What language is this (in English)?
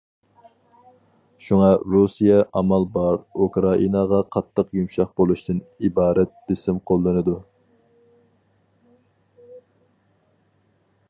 Uyghur